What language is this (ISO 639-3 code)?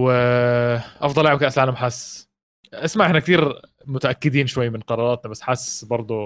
ara